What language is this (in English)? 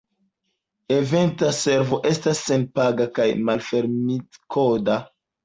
Esperanto